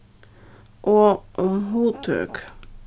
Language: Faroese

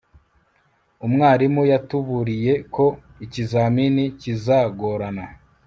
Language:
Kinyarwanda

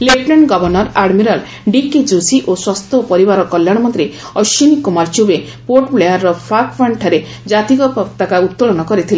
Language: Odia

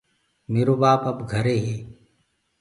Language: Gurgula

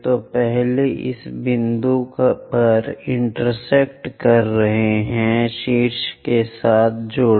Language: Hindi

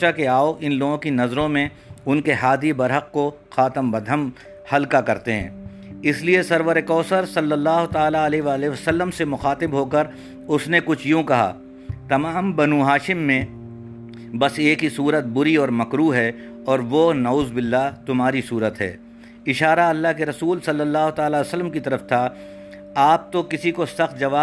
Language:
Urdu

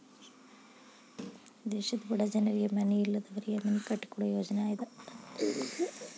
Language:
Kannada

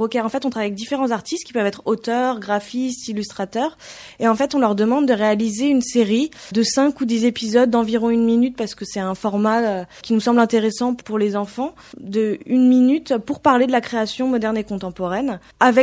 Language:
French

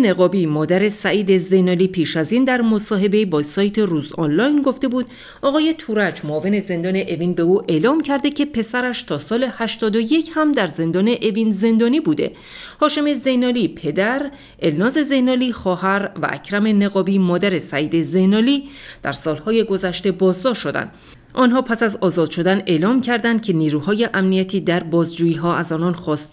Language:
Persian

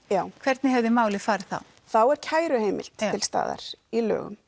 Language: Icelandic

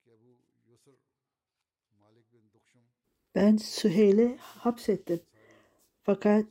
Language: Turkish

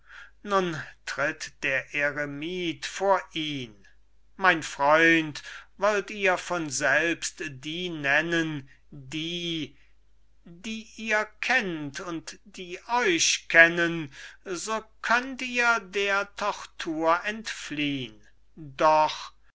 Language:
German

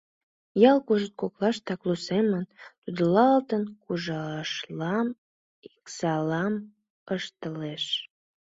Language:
Mari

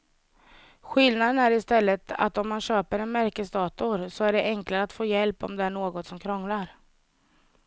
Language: Swedish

